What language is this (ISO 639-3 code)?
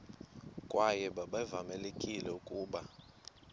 xho